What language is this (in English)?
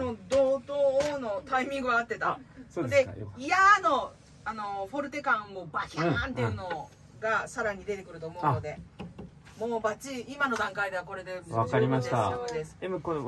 Japanese